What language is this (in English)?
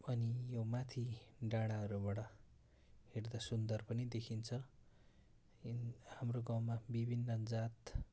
Nepali